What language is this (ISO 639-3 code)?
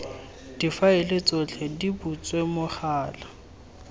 tsn